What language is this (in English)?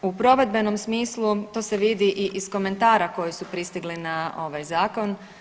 Croatian